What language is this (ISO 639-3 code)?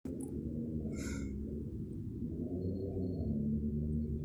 mas